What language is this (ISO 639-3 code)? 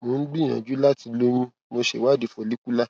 yor